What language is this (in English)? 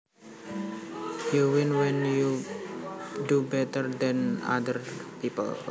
Javanese